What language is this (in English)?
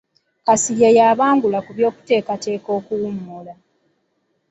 Ganda